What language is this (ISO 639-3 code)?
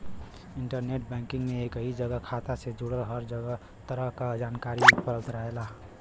bho